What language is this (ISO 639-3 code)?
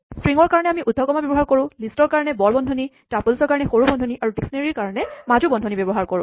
asm